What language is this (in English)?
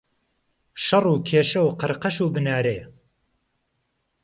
Central Kurdish